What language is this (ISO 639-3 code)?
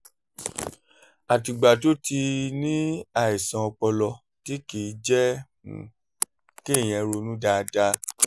yor